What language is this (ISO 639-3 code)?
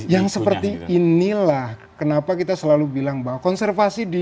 ind